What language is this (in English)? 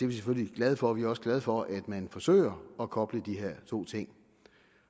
Danish